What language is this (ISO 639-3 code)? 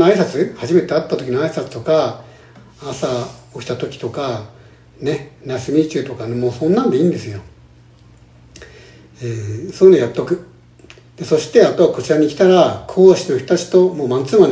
jpn